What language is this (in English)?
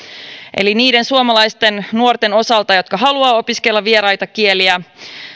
Finnish